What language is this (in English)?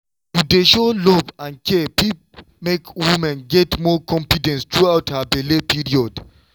Nigerian Pidgin